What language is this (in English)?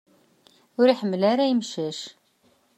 Kabyle